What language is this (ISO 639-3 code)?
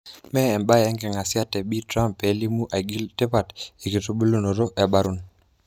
mas